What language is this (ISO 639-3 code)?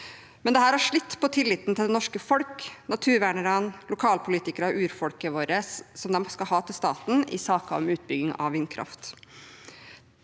nor